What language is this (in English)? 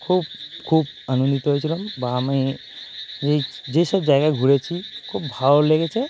Bangla